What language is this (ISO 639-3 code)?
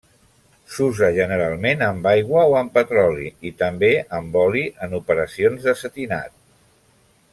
cat